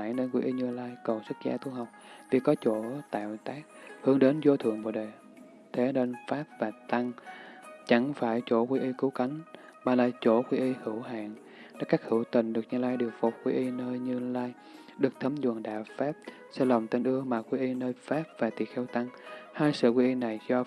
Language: Vietnamese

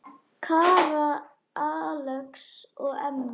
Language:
Icelandic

